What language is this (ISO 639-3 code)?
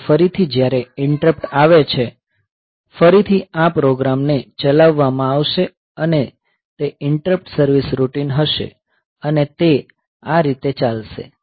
guj